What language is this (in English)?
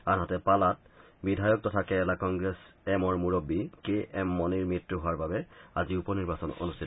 Assamese